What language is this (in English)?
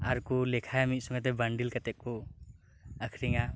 Santali